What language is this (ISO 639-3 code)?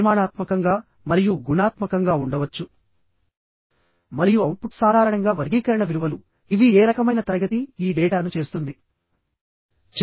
tel